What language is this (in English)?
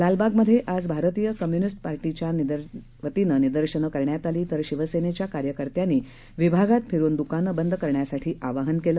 Marathi